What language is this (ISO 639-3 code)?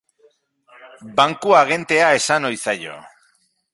eus